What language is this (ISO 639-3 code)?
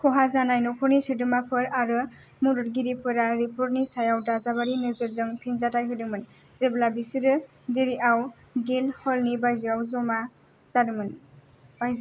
brx